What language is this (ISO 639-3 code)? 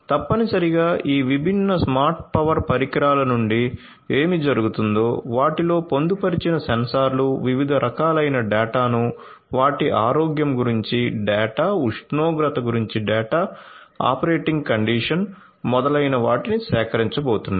tel